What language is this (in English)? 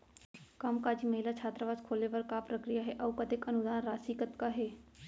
Chhattisgarhi